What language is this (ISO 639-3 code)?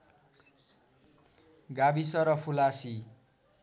nep